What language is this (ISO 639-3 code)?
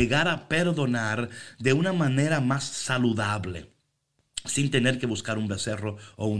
spa